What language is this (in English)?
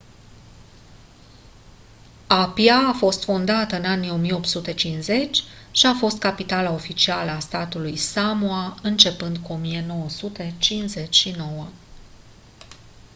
Romanian